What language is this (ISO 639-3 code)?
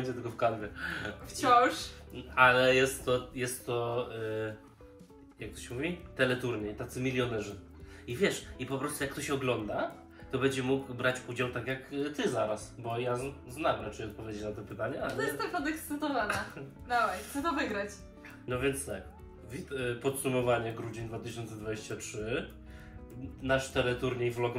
pol